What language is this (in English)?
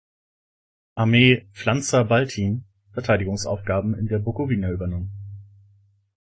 German